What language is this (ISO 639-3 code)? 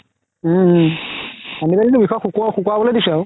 asm